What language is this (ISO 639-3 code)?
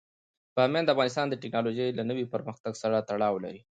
pus